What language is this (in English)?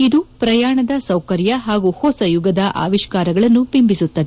Kannada